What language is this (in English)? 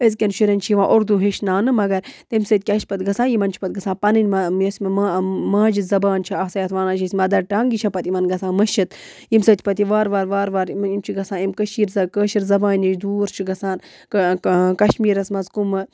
Kashmiri